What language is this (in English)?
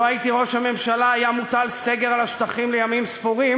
Hebrew